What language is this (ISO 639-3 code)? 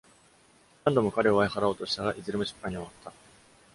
jpn